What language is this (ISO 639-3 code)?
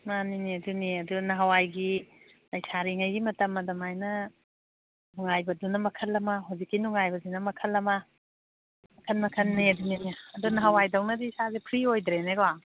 mni